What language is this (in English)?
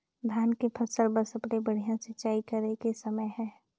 Chhattisgarhi